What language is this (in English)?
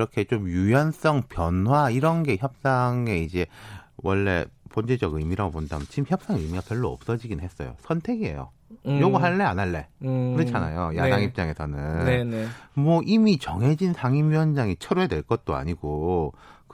Korean